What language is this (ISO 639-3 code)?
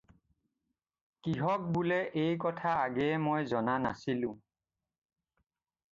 asm